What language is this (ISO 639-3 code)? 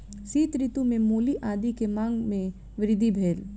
mai